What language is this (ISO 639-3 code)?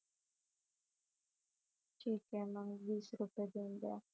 mar